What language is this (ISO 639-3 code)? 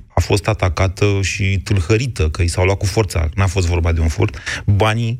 ron